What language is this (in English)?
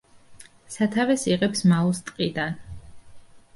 Georgian